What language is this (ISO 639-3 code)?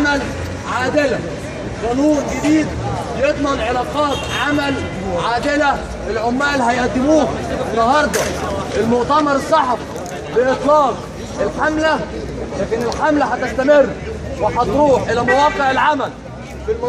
ara